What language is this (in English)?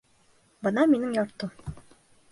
Bashkir